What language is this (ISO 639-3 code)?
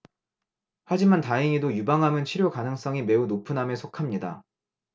kor